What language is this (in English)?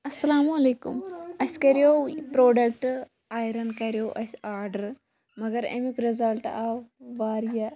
Kashmiri